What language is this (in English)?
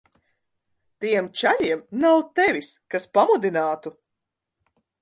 Latvian